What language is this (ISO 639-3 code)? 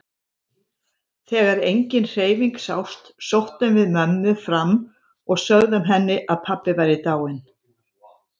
isl